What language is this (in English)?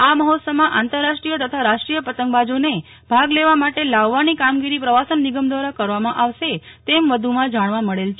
Gujarati